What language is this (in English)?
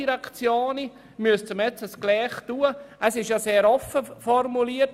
Swiss German